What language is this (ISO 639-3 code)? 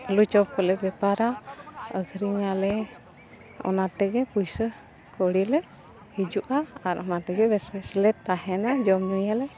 sat